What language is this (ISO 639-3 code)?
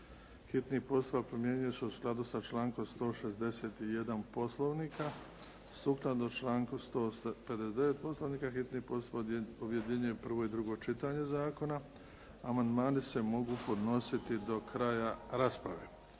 hrv